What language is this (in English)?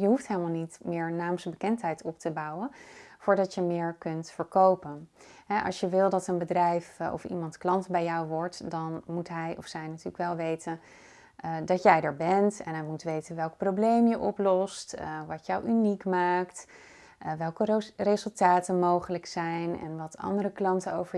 Dutch